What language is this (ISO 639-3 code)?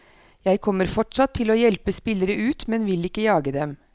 nor